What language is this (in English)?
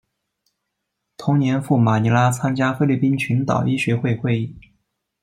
Chinese